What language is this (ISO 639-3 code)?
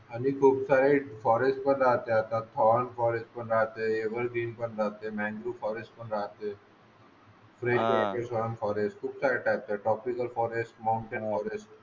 mar